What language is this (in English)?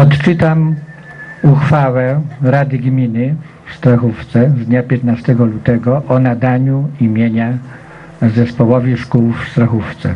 Polish